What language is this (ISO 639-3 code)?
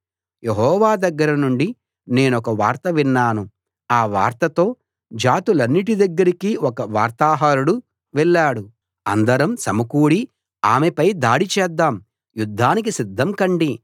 tel